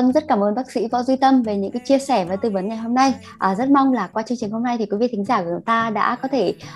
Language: Vietnamese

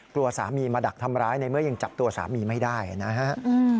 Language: Thai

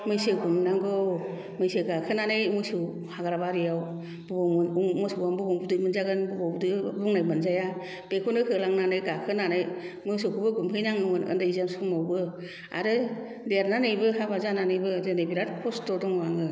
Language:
Bodo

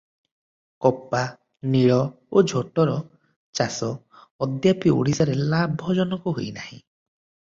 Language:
Odia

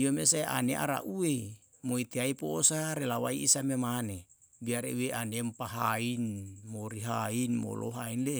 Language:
Yalahatan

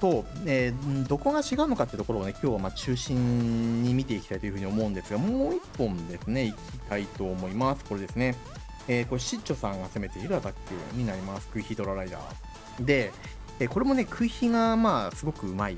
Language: Japanese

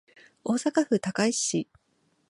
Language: Japanese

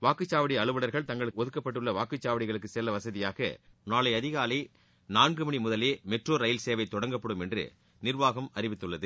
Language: Tamil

